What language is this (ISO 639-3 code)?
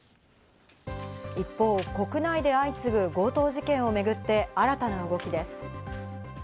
jpn